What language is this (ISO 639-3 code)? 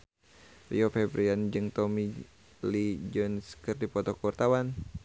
sun